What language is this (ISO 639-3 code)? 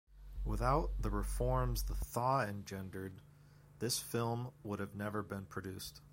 eng